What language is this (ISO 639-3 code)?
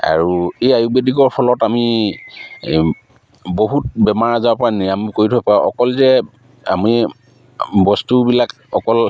asm